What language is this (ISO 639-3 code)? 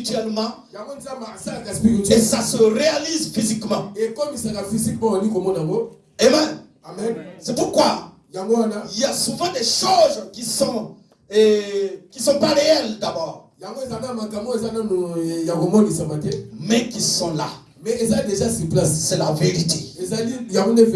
fra